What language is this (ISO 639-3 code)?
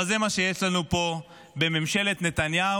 heb